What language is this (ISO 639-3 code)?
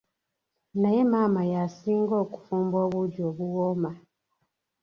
lug